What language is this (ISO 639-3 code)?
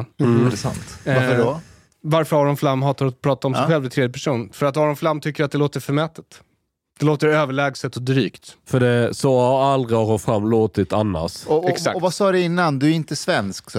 swe